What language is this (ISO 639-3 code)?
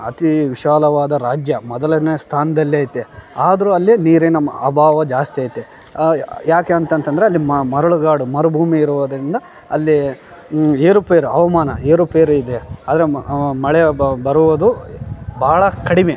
kan